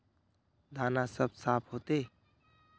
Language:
Magahi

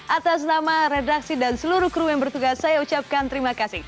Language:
Indonesian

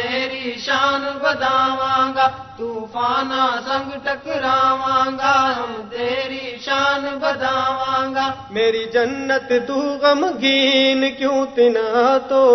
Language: Urdu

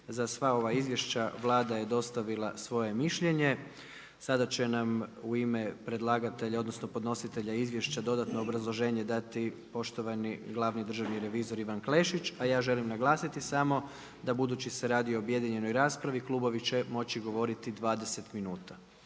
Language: Croatian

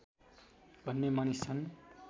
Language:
Nepali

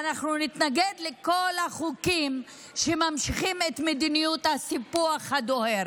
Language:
Hebrew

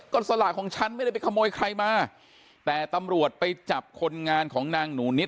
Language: Thai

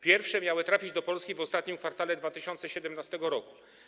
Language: Polish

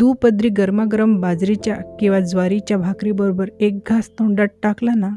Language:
Marathi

